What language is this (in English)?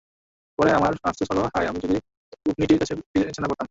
Bangla